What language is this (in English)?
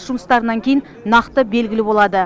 Kazakh